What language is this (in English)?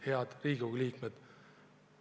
Estonian